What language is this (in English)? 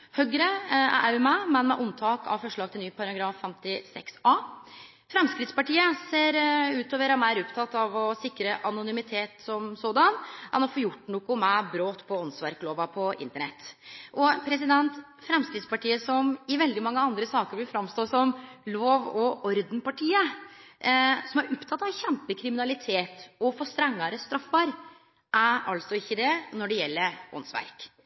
Norwegian Nynorsk